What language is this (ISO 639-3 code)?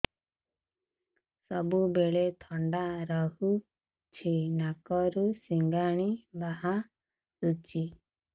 ori